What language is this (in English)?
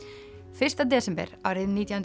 Icelandic